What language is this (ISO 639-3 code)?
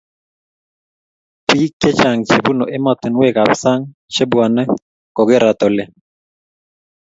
kln